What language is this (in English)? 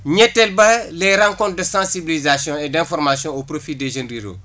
Wolof